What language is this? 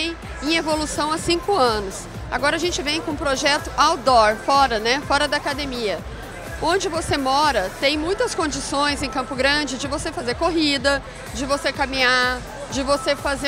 Portuguese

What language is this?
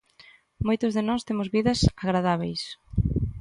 Galician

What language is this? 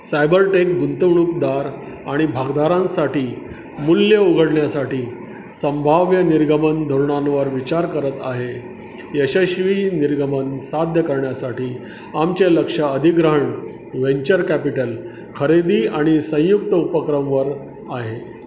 Marathi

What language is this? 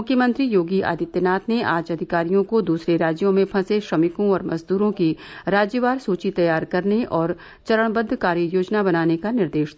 Hindi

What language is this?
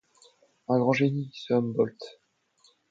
French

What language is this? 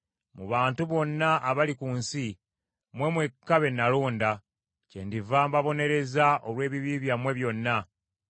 Ganda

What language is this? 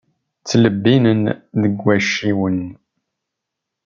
Kabyle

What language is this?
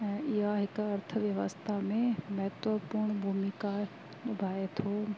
Sindhi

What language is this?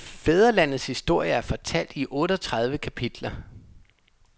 Danish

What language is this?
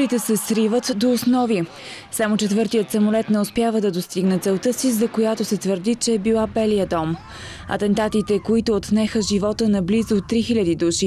Bulgarian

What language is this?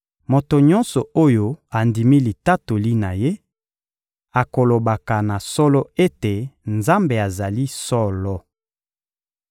Lingala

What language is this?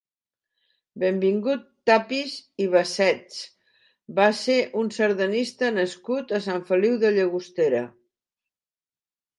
Catalan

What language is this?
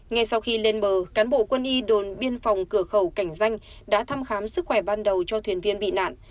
Vietnamese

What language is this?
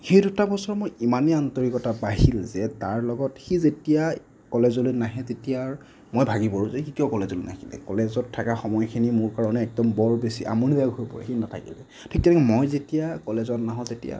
Assamese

